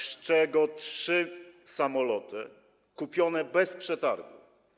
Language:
Polish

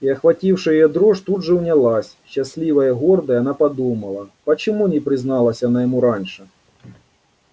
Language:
Russian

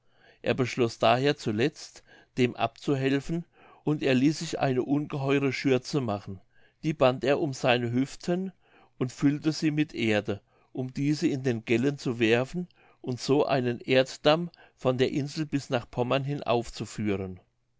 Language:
German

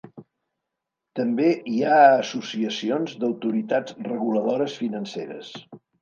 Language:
Catalan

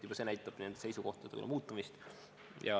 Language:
Estonian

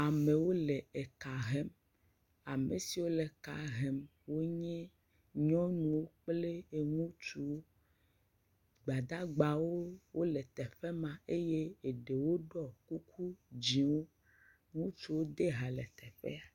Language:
Ewe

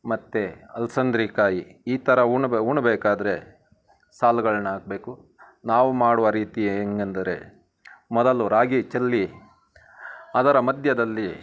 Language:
Kannada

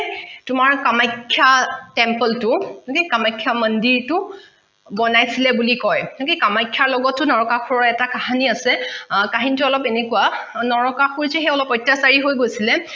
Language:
Assamese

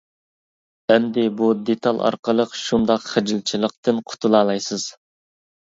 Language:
Uyghur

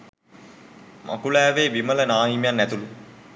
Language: Sinhala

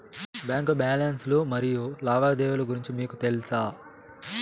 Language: Telugu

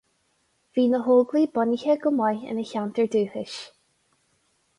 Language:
Irish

